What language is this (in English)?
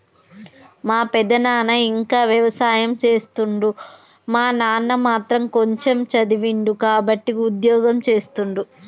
Telugu